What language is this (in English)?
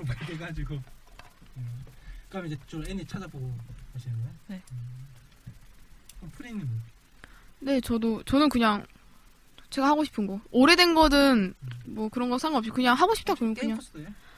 Korean